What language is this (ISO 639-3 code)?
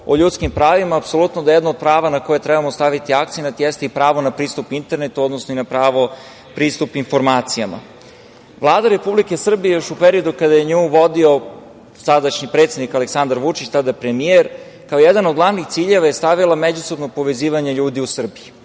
srp